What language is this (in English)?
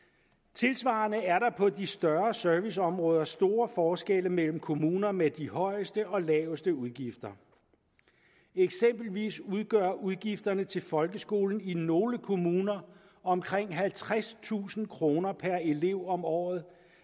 Danish